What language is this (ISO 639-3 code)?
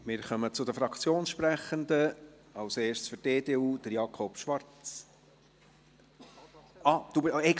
gsw